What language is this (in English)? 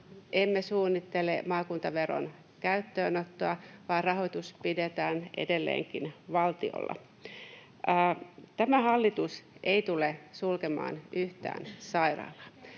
Finnish